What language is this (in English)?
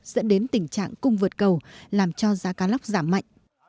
Vietnamese